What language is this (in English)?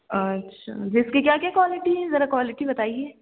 Urdu